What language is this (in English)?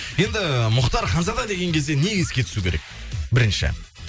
Kazakh